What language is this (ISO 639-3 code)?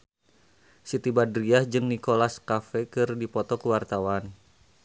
sun